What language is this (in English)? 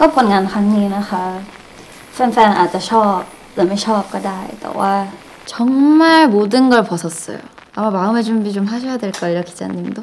Korean